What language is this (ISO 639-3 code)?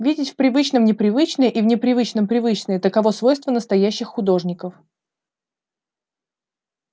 rus